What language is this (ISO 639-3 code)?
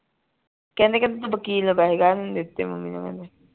pan